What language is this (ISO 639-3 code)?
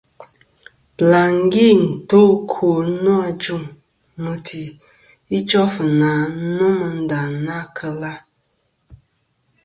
bkm